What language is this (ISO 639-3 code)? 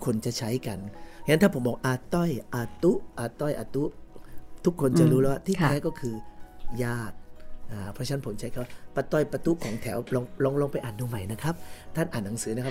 tha